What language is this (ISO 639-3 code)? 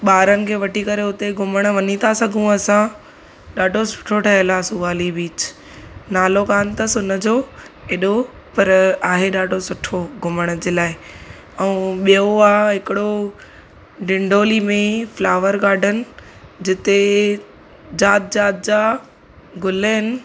snd